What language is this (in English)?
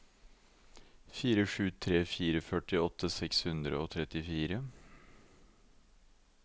Norwegian